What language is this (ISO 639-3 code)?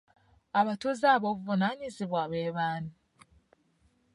lug